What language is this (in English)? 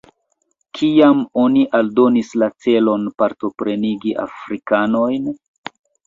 Esperanto